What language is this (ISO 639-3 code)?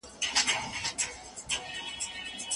pus